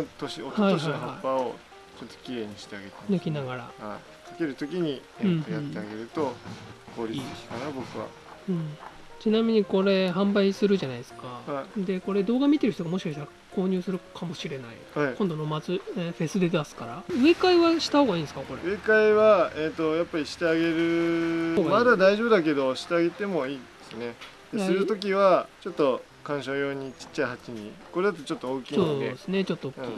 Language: Japanese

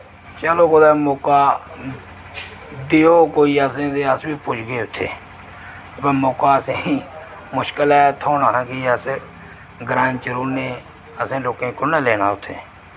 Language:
Dogri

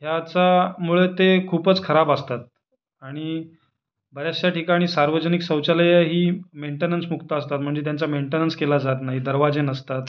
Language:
Marathi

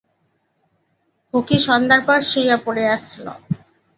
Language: Bangla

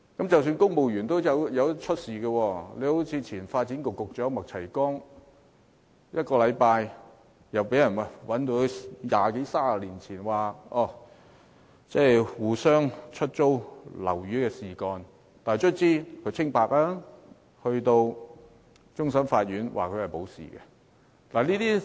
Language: Cantonese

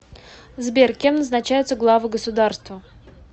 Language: Russian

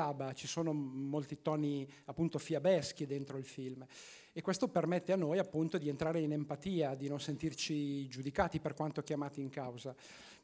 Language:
Italian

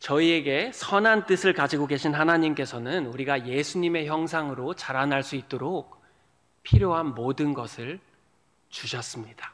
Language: Korean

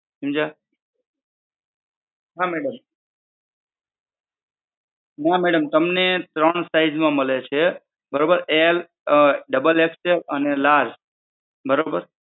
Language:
Gujarati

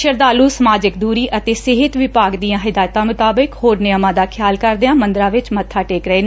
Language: Punjabi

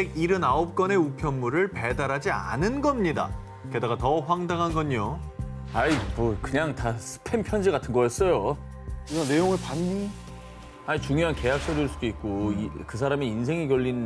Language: Korean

